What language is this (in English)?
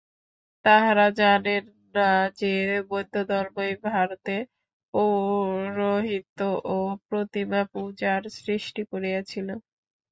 Bangla